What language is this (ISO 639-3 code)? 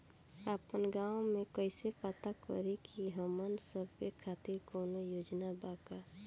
bho